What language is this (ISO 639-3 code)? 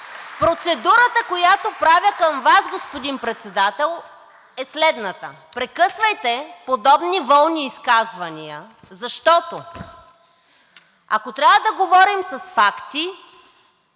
bul